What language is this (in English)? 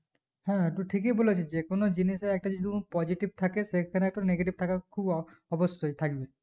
Bangla